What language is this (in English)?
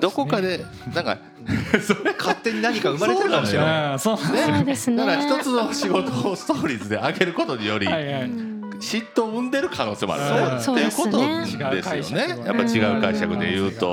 Japanese